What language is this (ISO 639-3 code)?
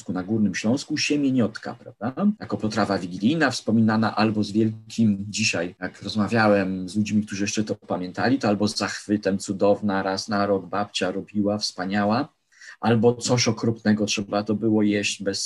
pol